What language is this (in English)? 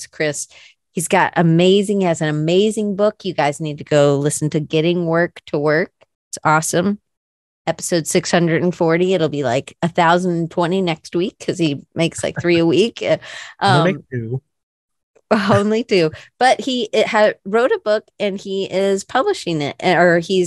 English